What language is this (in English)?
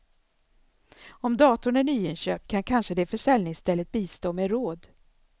Swedish